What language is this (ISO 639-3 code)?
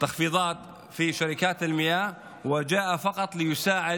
heb